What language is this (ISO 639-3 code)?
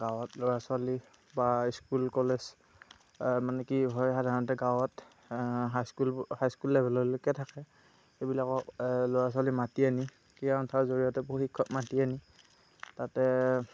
asm